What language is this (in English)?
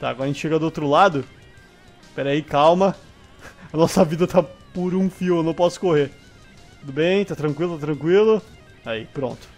Portuguese